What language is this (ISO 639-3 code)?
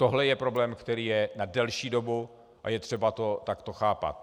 ces